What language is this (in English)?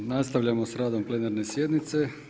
Croatian